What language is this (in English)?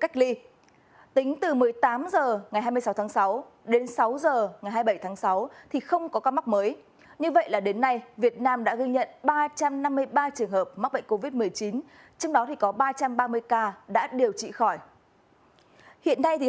Vietnamese